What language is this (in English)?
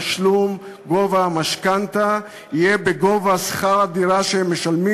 Hebrew